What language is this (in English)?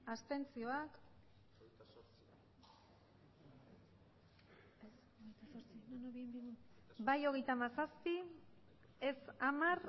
Basque